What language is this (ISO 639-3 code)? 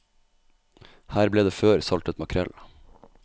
nor